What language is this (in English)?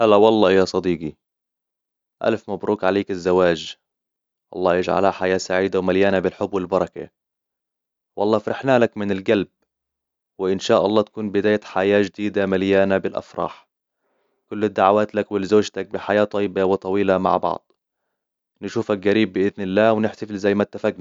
Hijazi Arabic